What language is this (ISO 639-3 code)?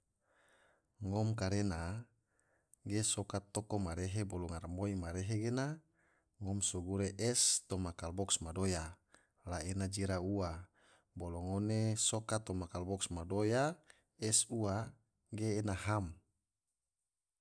tvo